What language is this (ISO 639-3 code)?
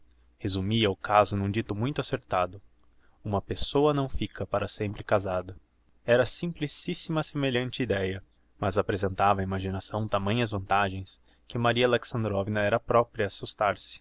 por